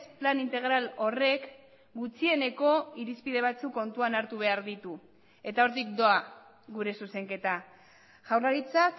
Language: Basque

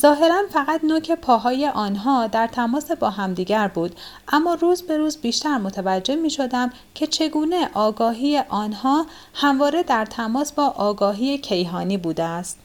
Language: Persian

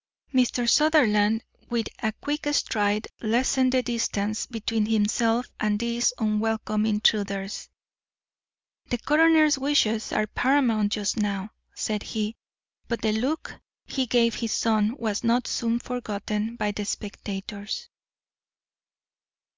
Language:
English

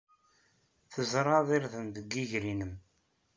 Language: Kabyle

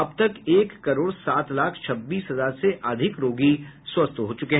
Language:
Hindi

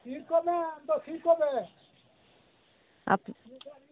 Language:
Santali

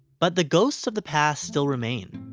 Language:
English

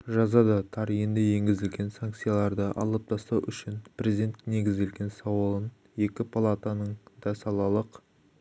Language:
Kazakh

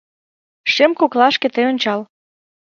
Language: Mari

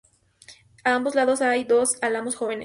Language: Spanish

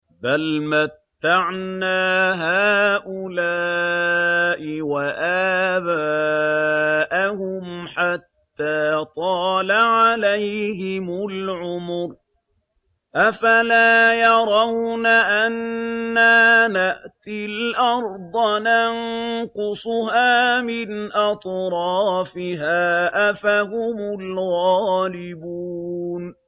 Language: Arabic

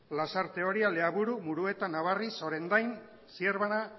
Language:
Basque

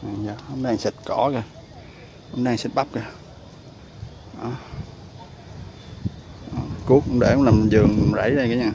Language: Vietnamese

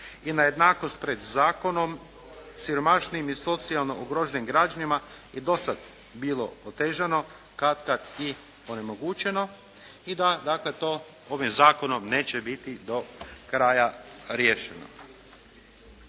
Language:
Croatian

